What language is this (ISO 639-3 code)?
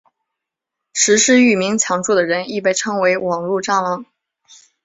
zho